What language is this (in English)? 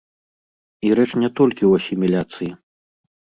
Belarusian